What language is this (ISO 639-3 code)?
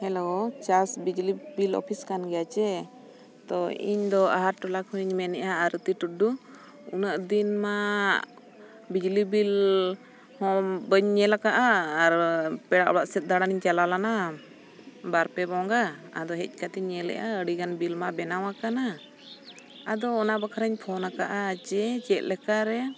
sat